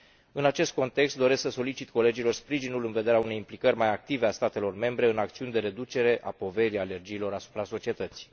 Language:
Romanian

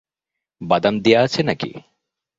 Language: Bangla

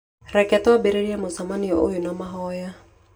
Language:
Kikuyu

